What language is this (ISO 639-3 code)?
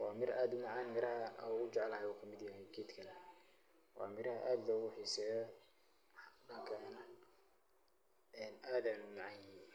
som